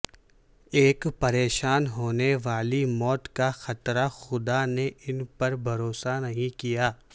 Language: Urdu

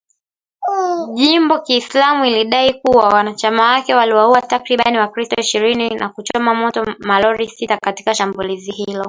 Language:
Swahili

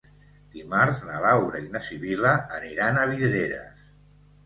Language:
Catalan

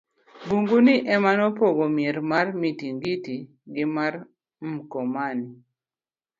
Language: Luo (Kenya and Tanzania)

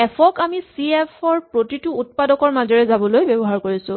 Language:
Assamese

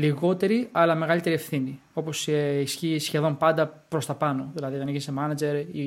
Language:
Greek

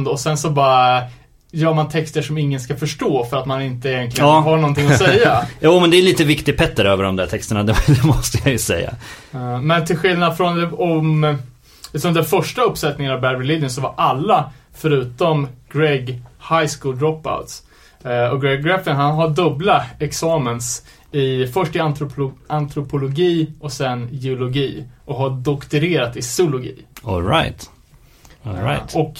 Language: Swedish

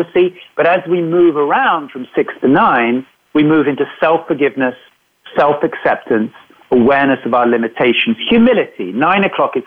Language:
English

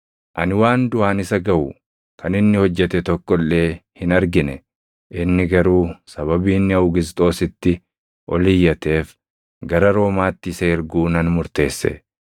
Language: Oromo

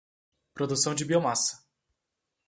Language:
Portuguese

